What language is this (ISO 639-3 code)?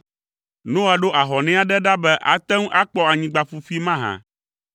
ewe